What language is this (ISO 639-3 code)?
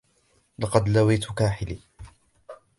ara